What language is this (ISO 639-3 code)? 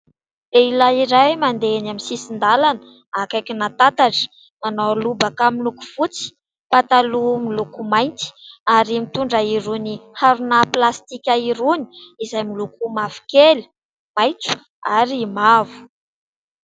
mlg